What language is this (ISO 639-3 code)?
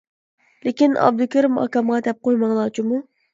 uig